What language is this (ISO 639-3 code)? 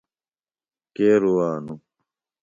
phl